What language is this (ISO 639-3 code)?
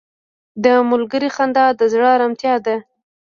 pus